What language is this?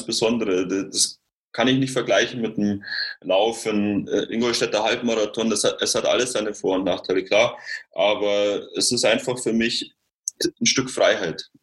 German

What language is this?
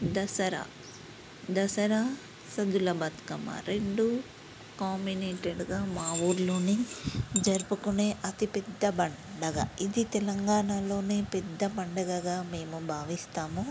Telugu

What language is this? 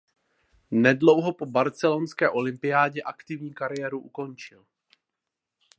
Czech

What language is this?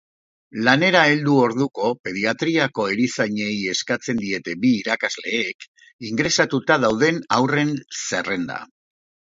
Basque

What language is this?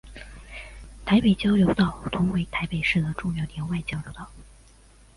Chinese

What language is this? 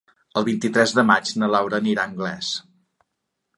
Catalan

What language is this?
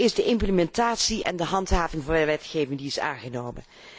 Dutch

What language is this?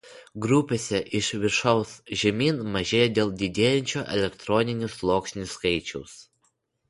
Lithuanian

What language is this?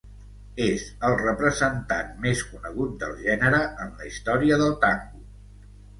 Catalan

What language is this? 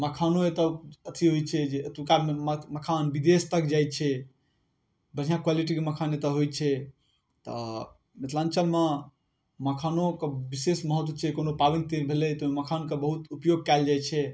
Maithili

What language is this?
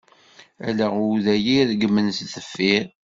Kabyle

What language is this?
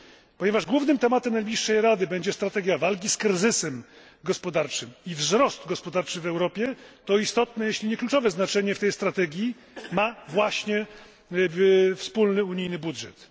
Polish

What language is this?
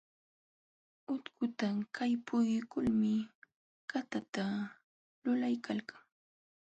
Jauja Wanca Quechua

